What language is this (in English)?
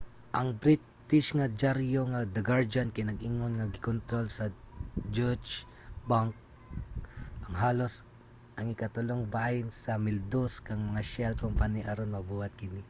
Cebuano